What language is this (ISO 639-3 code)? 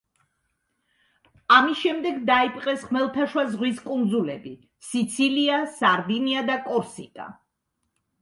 kat